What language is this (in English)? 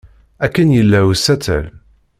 Kabyle